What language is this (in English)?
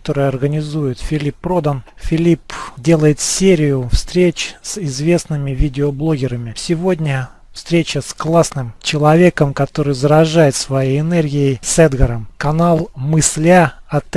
Russian